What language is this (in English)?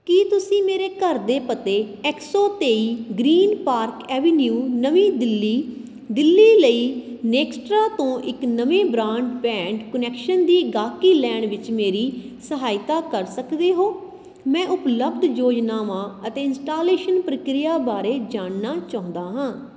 Punjabi